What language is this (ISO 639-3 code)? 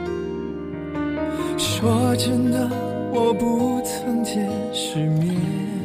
zho